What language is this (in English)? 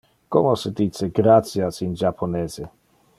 Interlingua